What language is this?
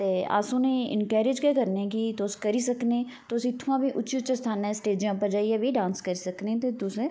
Dogri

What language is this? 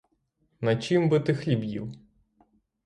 Ukrainian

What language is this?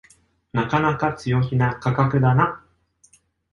Japanese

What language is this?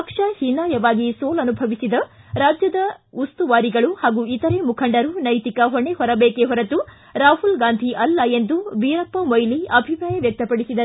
Kannada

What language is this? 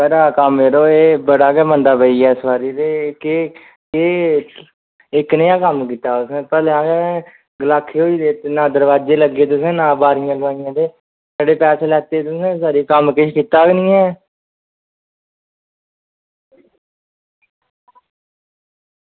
Dogri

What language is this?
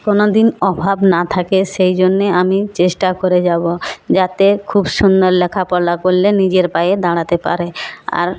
Bangla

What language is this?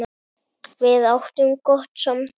Icelandic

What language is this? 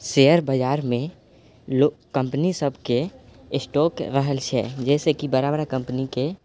Maithili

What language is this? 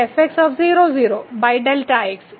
Malayalam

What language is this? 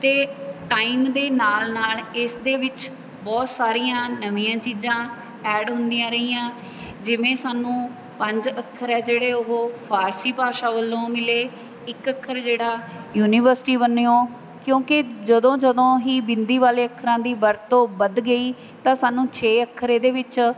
Punjabi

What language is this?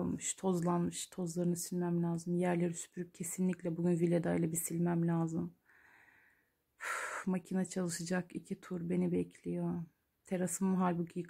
Turkish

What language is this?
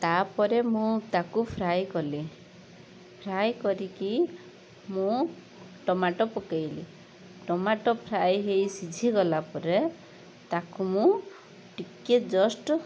Odia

